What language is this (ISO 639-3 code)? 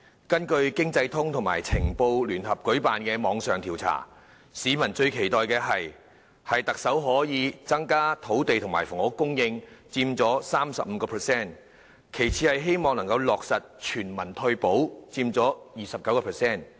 yue